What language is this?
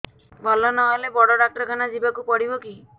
Odia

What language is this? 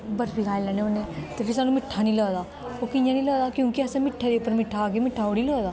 Dogri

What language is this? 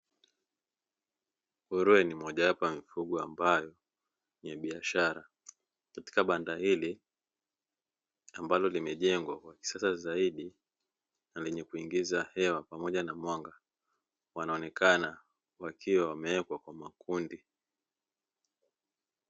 Swahili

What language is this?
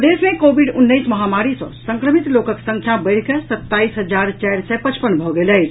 Maithili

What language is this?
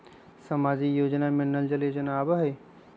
Magahi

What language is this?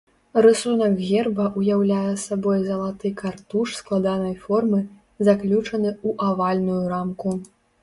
Belarusian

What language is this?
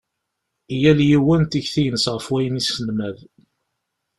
Kabyle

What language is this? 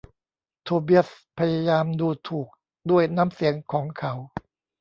Thai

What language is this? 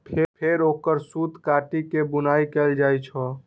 Maithili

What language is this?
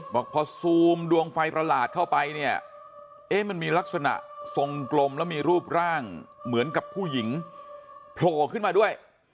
Thai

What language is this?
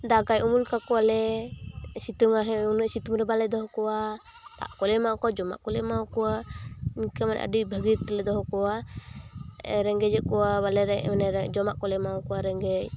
Santali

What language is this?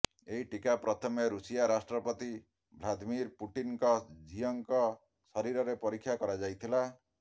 Odia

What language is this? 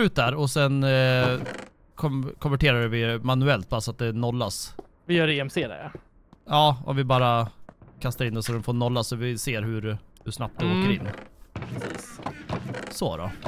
Swedish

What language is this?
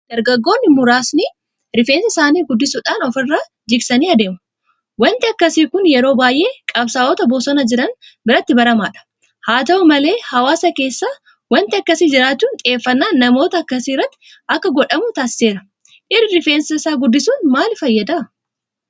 Oromo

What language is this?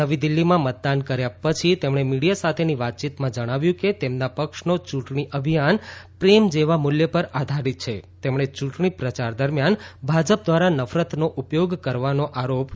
Gujarati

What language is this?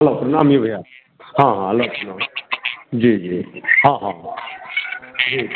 Maithili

